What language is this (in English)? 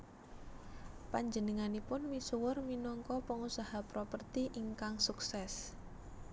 Javanese